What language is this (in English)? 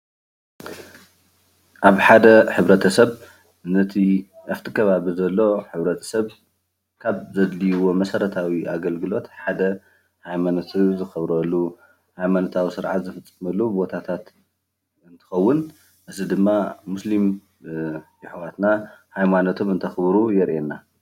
Tigrinya